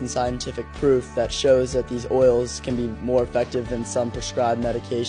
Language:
English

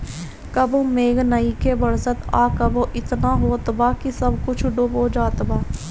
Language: Bhojpuri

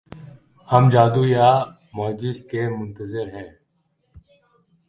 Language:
Urdu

